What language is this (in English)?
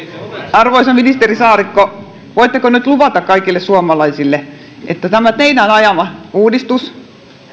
Finnish